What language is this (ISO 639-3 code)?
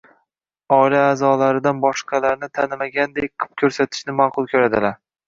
uzb